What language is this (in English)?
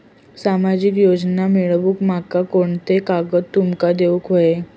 Marathi